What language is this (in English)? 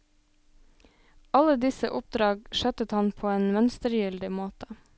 Norwegian